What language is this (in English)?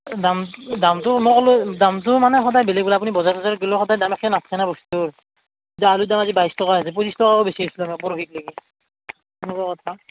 Assamese